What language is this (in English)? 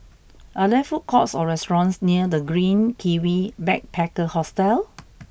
English